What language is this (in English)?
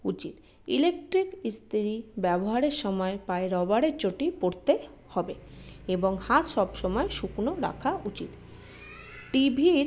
Bangla